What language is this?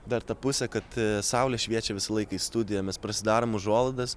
Lithuanian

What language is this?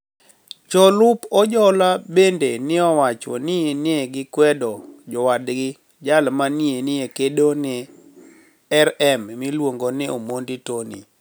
Luo (Kenya and Tanzania)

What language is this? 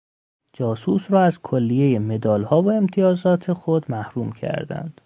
Persian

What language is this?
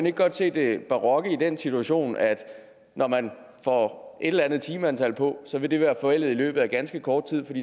Danish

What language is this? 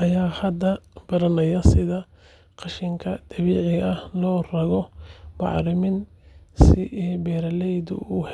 Somali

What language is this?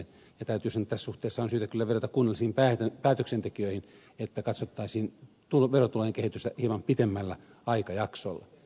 Finnish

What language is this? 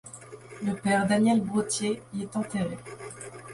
French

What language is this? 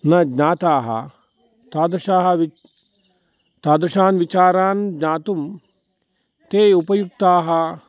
Sanskrit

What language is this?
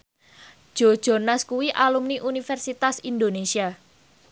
Javanese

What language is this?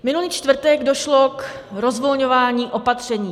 Czech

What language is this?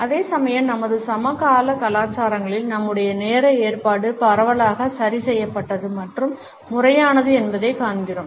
Tamil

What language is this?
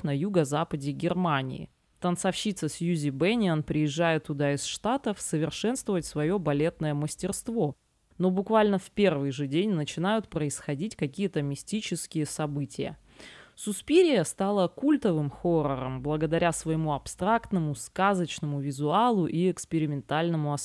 Russian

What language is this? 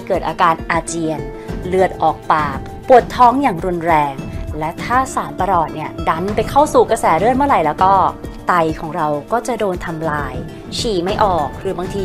Thai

